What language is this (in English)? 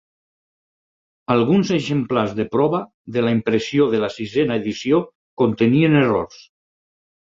Catalan